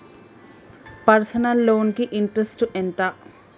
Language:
Telugu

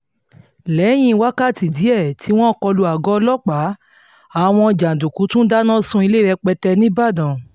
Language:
Yoruba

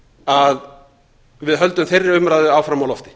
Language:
Icelandic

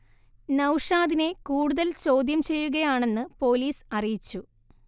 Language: Malayalam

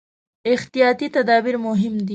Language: Pashto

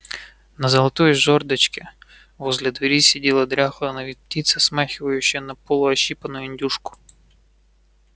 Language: Russian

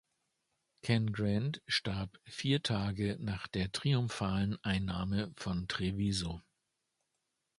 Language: German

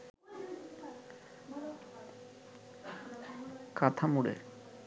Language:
Bangla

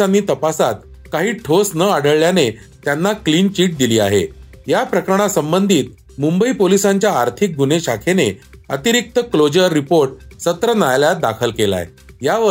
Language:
Marathi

